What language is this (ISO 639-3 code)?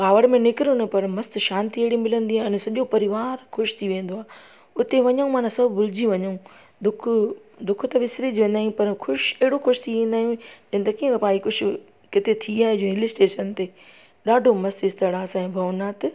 snd